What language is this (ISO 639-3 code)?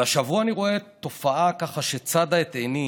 heb